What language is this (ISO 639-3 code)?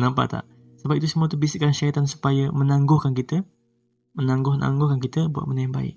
msa